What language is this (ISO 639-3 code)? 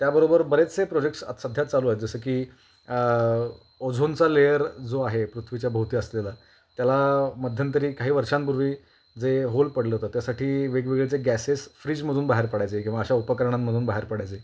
mar